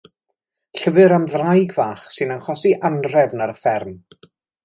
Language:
Welsh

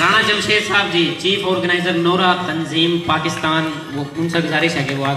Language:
Romanian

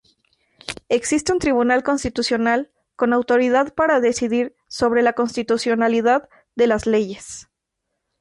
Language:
Spanish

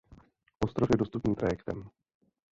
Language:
Czech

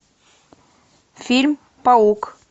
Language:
Russian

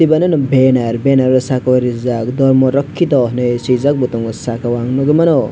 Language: Kok Borok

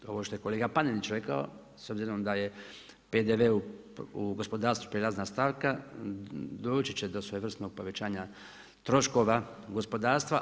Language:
Croatian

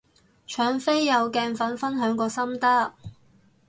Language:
Cantonese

